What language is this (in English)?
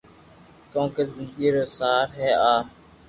Loarki